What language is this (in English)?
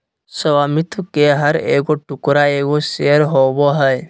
Magahi